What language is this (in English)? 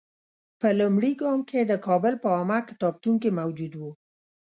Pashto